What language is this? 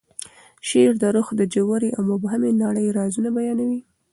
Pashto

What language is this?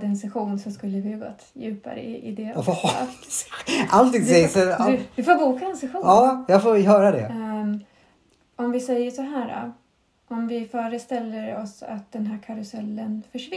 Swedish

